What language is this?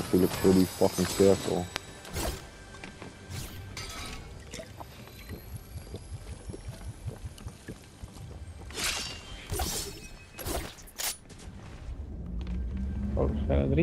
Dutch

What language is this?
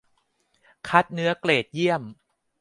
Thai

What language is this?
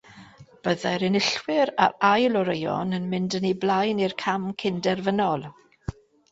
Welsh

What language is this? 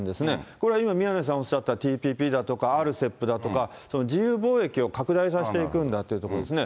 Japanese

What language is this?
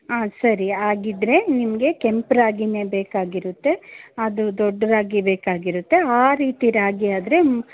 Kannada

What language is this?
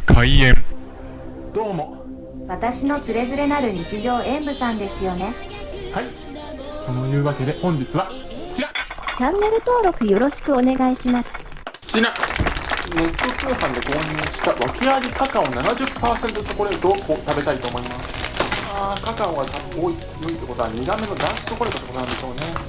Japanese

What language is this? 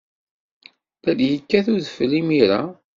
Kabyle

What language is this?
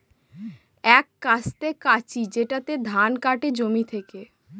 Bangla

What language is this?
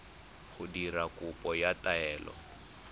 Tswana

